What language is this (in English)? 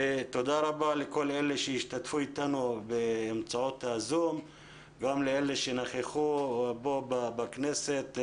Hebrew